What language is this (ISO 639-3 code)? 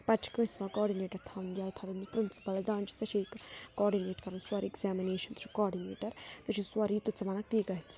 kas